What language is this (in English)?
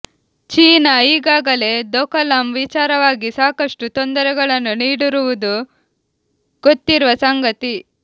Kannada